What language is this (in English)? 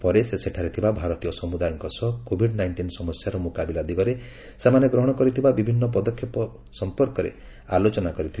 Odia